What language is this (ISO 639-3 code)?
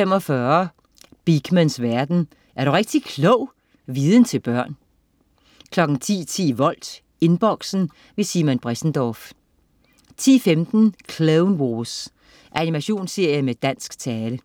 dan